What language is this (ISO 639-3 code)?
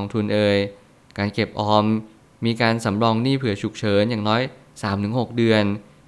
tha